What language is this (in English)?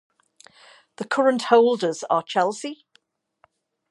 English